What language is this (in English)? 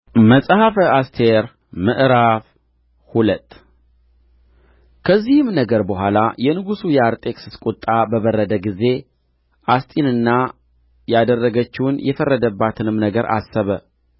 Amharic